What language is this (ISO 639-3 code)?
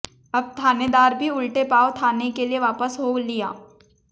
hin